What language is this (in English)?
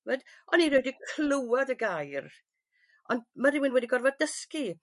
Welsh